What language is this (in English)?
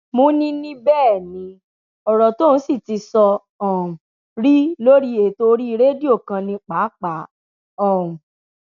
Yoruba